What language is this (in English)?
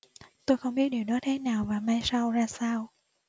Vietnamese